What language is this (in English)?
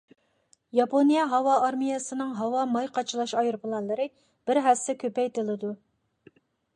Uyghur